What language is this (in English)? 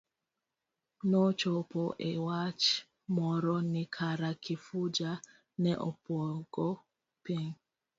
Luo (Kenya and Tanzania)